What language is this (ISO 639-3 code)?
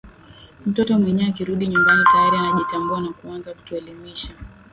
swa